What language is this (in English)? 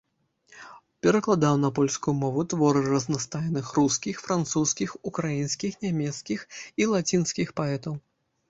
Belarusian